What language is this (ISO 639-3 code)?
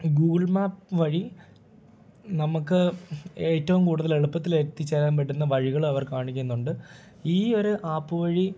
mal